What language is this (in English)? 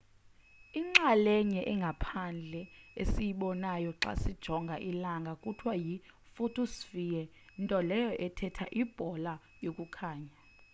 Xhosa